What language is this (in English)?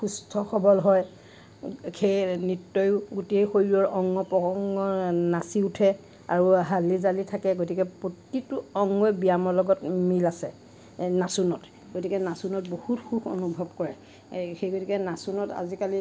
Assamese